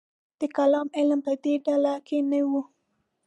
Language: Pashto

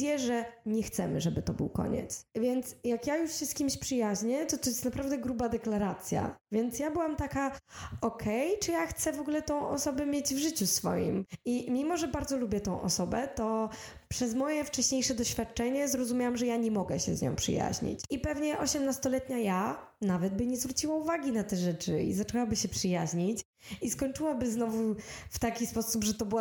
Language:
Polish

